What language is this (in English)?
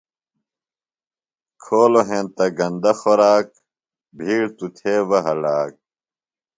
Phalura